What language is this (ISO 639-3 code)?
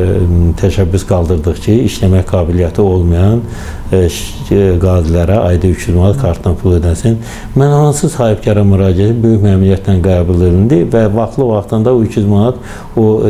tur